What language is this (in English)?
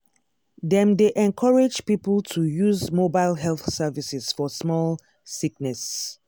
Nigerian Pidgin